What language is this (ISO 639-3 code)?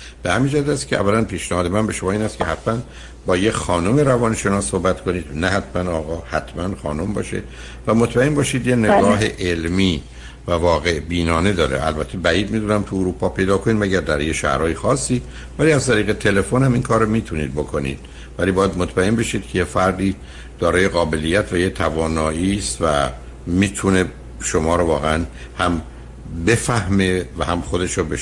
fas